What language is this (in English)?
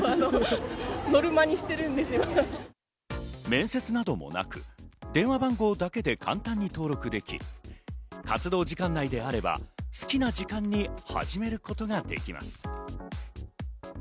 Japanese